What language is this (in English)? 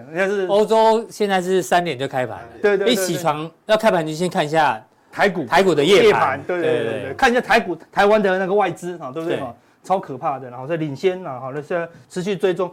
Chinese